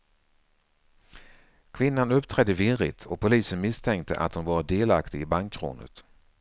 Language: Swedish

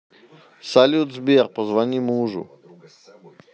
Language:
Russian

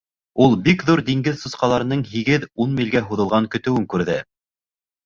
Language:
Bashkir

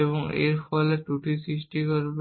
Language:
Bangla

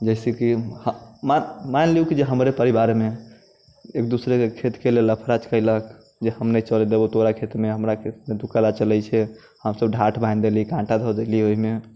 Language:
Maithili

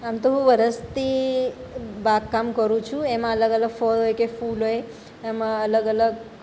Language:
Gujarati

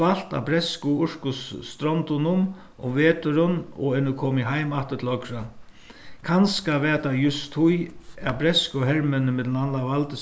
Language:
Faroese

